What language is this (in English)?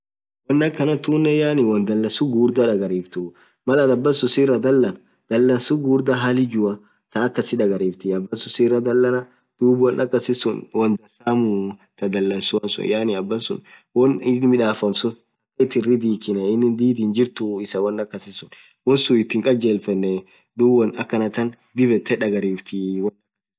Orma